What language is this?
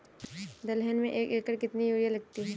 Hindi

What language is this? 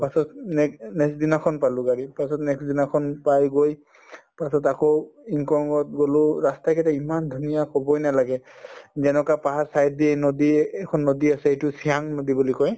Assamese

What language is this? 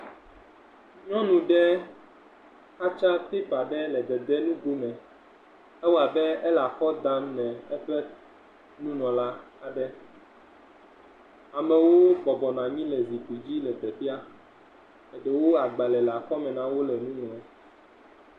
Ewe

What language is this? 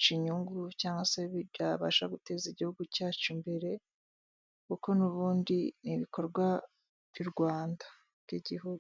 Kinyarwanda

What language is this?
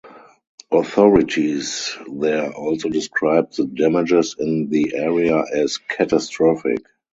English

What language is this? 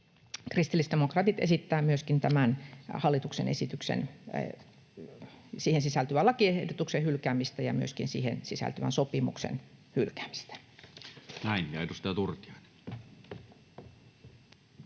Finnish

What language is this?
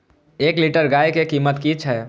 Maithili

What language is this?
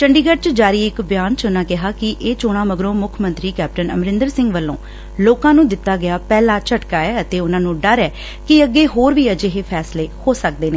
Punjabi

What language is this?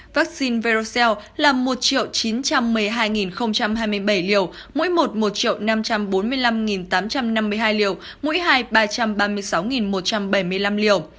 Vietnamese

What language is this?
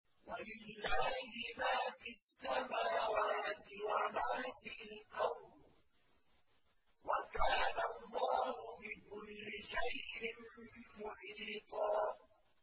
Arabic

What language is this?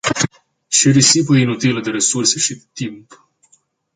Romanian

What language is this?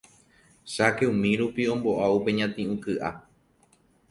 Guarani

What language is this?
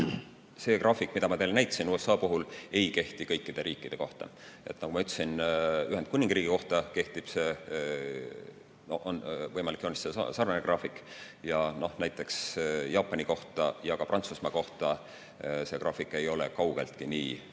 Estonian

